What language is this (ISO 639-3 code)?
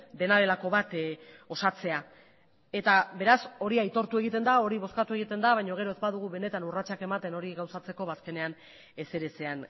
eus